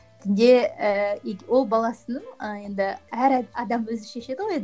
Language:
Kazakh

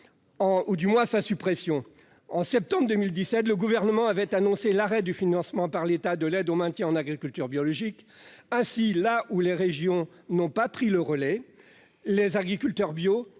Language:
French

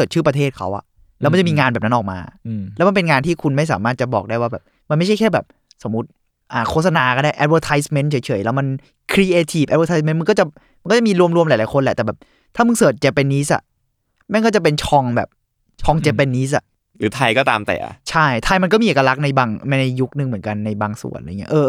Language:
Thai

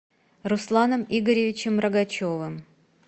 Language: Russian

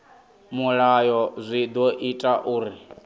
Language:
Venda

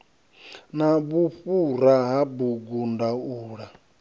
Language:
Venda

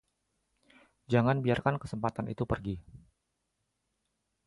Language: Indonesian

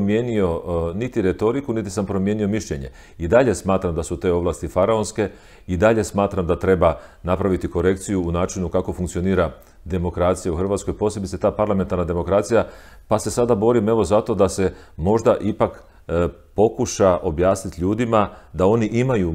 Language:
Croatian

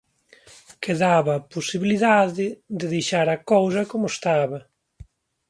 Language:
Galician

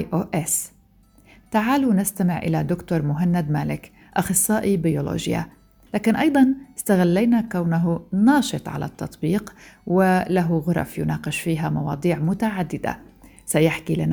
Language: Arabic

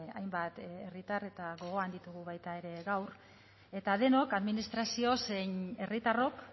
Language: Basque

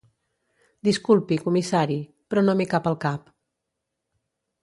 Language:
Catalan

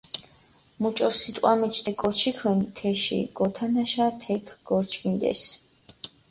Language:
Mingrelian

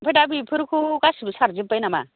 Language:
Bodo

